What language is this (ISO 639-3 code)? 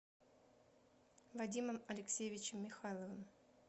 rus